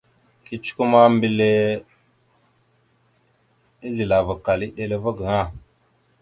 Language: Mada (Cameroon)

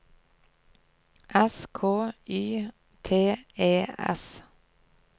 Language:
Norwegian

